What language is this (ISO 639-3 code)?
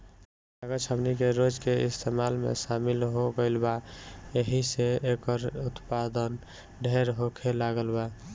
bho